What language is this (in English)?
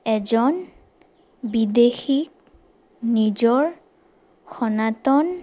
Assamese